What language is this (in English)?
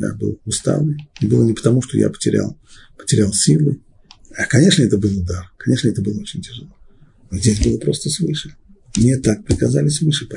Russian